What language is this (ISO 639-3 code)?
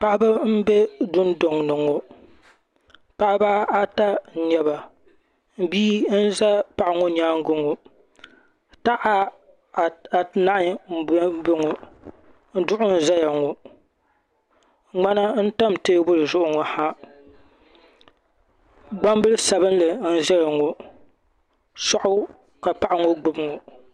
dag